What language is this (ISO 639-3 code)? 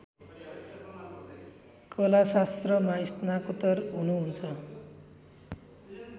nep